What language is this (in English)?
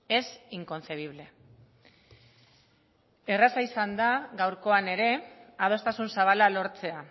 Basque